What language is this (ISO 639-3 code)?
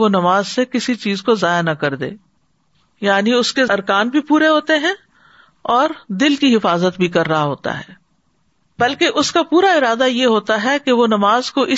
urd